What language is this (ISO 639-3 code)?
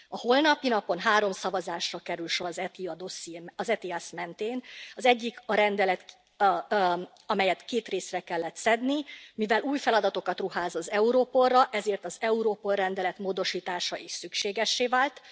hun